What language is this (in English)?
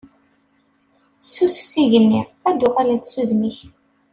Kabyle